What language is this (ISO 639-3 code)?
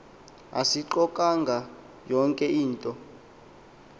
xho